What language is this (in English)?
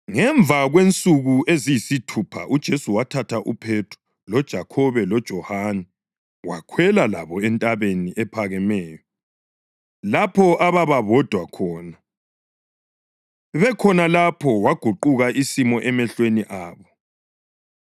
North Ndebele